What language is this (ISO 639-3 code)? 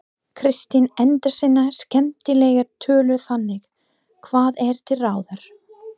isl